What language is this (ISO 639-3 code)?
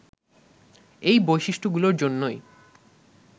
ben